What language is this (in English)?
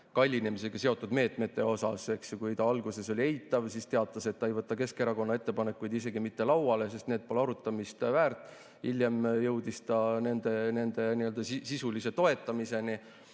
Estonian